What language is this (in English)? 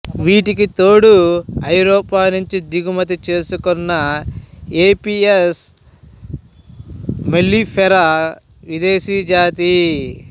Telugu